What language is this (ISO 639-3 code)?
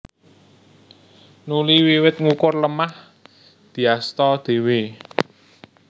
jav